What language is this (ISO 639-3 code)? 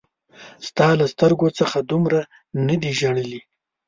pus